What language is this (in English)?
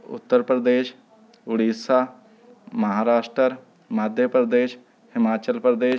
Punjabi